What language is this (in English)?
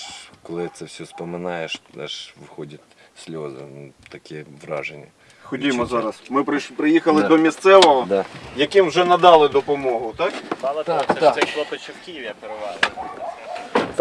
Ukrainian